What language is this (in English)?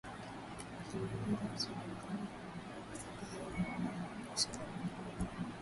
Swahili